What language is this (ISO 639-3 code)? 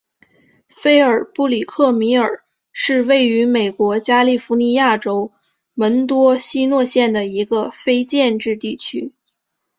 zho